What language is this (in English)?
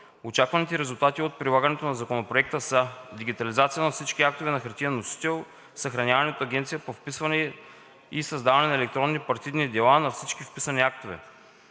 Bulgarian